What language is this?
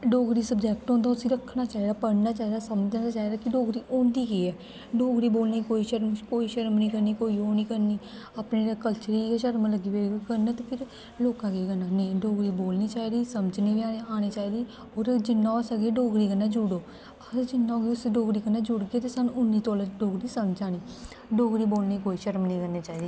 Dogri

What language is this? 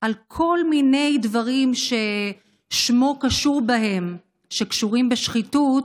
Hebrew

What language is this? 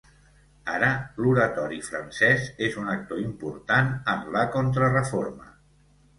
Catalan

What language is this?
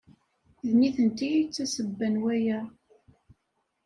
Kabyle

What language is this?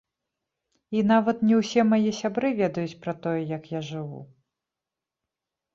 Belarusian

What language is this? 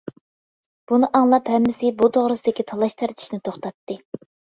Uyghur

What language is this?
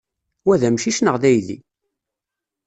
Kabyle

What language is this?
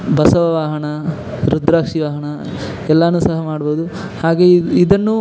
Kannada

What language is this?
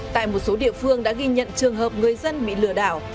Vietnamese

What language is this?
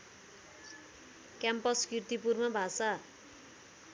Nepali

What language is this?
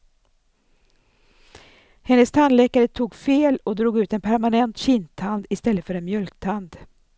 Swedish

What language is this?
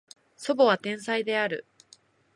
Japanese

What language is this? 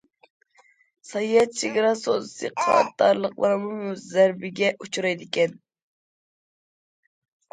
Uyghur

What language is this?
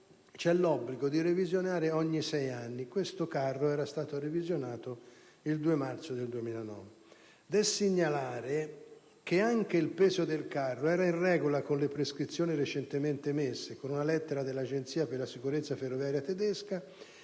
Italian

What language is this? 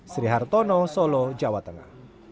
Indonesian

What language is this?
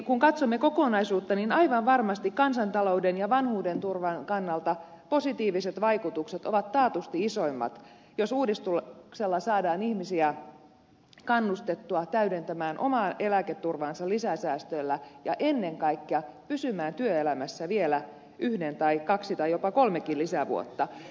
Finnish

